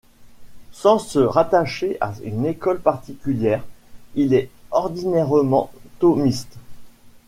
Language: French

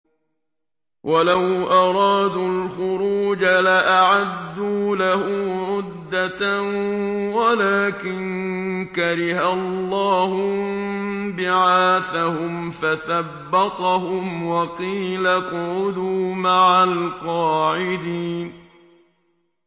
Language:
Arabic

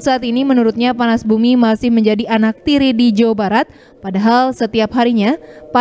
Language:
Indonesian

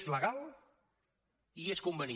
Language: Catalan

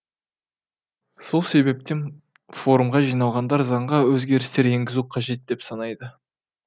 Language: Kazakh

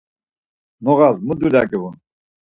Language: Laz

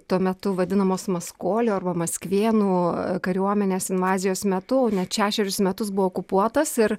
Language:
Lithuanian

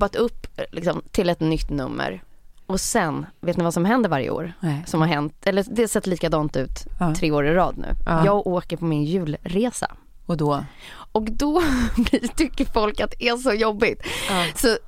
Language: Swedish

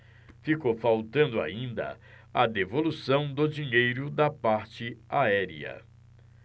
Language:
Portuguese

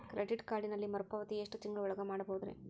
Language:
Kannada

